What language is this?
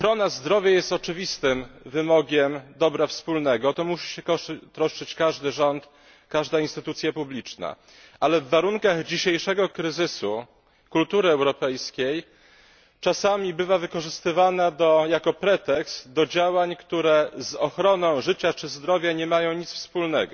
Polish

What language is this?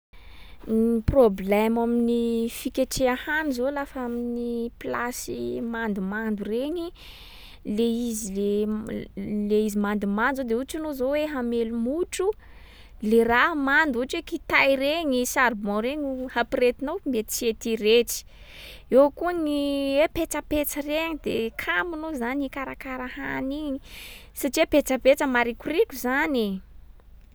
Sakalava Malagasy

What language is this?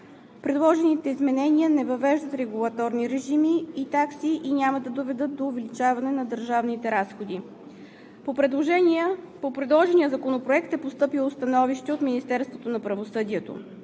Bulgarian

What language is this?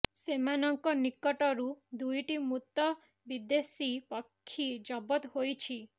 Odia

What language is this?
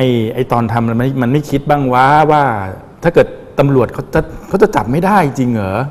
Thai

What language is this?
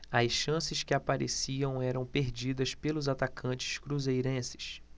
Portuguese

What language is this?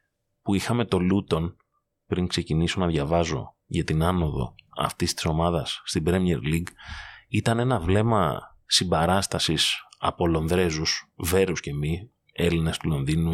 Greek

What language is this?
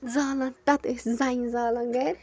Kashmiri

